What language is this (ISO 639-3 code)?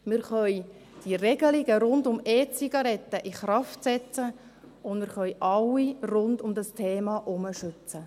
gsw